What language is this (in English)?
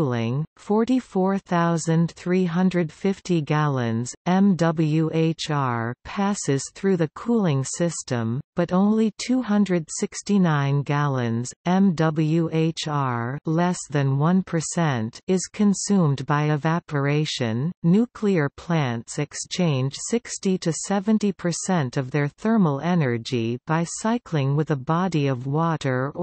English